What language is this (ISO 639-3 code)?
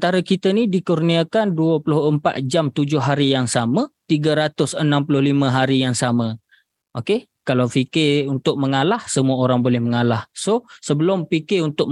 msa